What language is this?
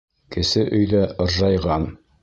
Bashkir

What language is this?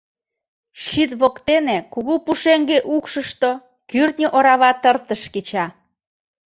Mari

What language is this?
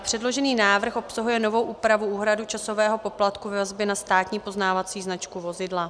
Czech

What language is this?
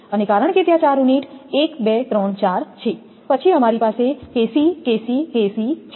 Gujarati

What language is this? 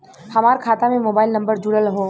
Bhojpuri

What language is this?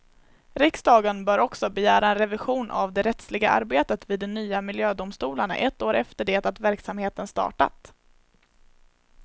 Swedish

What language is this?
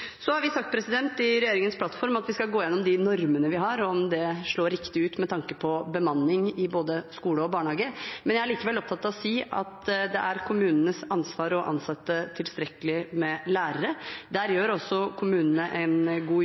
Norwegian Bokmål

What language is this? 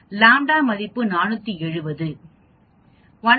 Tamil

